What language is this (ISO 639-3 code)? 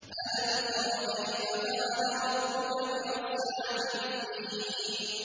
ara